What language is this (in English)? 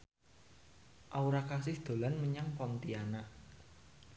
Javanese